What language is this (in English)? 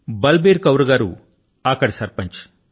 Telugu